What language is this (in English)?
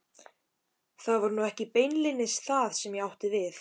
Icelandic